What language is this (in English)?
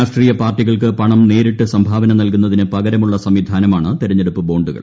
Malayalam